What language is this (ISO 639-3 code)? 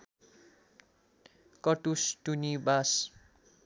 nep